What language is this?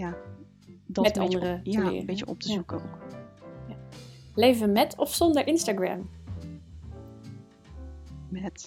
Dutch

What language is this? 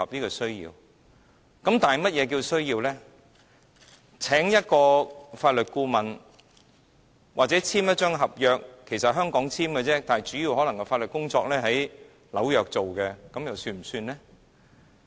Cantonese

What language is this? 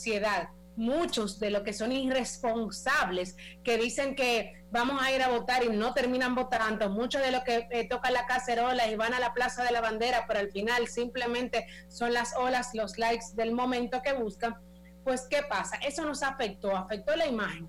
Spanish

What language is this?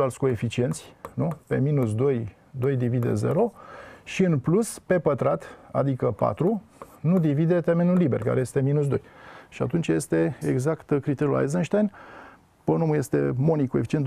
Romanian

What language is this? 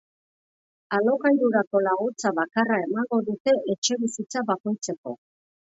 Basque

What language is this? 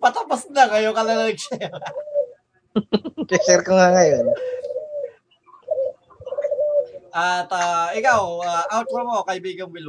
Filipino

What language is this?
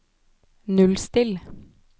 Norwegian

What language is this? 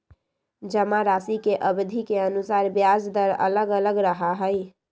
Magahi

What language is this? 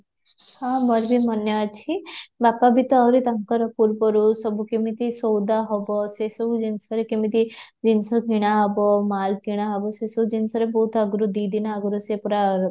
Odia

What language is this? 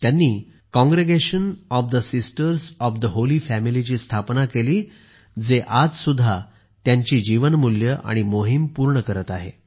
Marathi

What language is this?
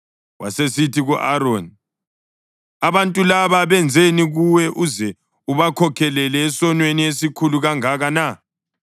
North Ndebele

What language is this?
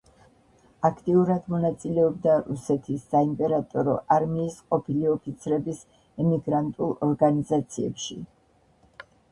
Georgian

